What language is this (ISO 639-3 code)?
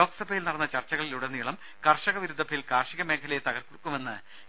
mal